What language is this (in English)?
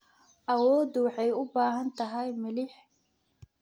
Somali